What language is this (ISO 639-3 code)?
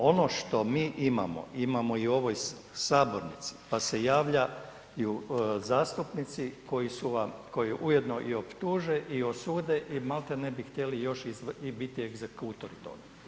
hrv